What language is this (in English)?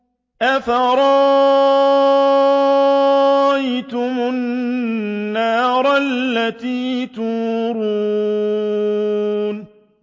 Arabic